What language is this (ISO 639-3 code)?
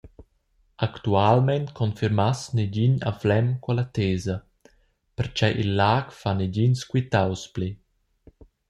roh